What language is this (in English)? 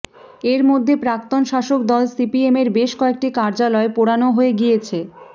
Bangla